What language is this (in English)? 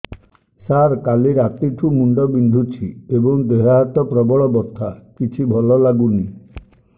Odia